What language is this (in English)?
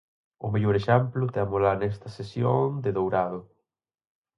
Galician